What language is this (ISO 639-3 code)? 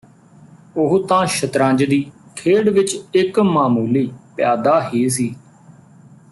pan